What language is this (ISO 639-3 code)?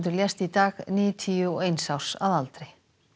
isl